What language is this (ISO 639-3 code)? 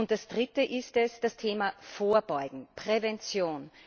deu